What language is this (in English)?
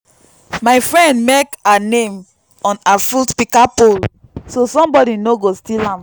Nigerian Pidgin